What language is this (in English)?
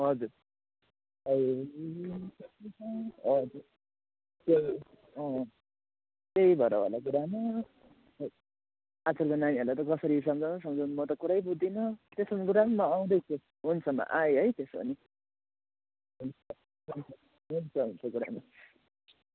Nepali